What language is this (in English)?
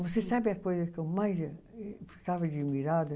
Portuguese